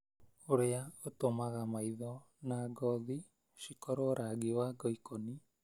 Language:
Kikuyu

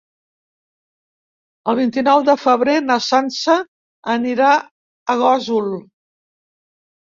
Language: Catalan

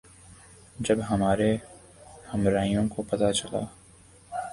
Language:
Urdu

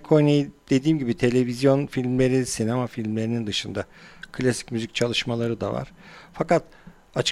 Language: Turkish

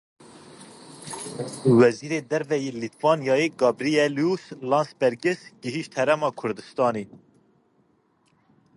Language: Kurdish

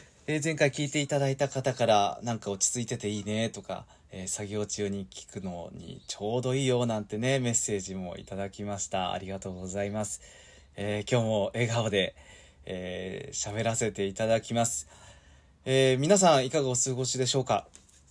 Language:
Japanese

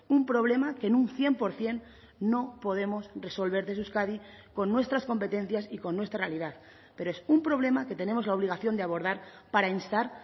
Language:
Spanish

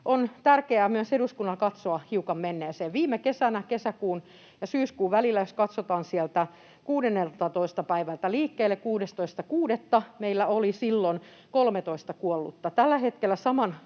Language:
Finnish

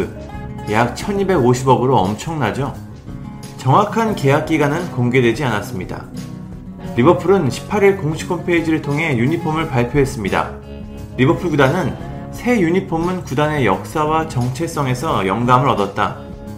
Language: Korean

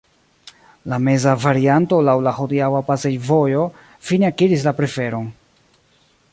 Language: Esperanto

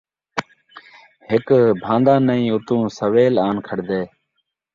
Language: Saraiki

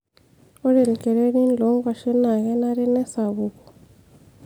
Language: Masai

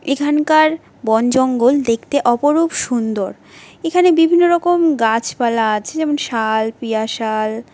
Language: Bangla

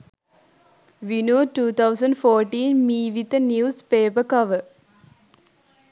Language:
Sinhala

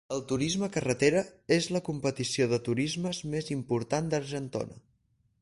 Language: Catalan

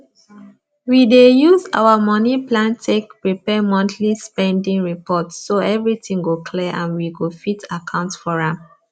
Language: Nigerian Pidgin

